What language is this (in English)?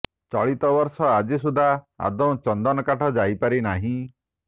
Odia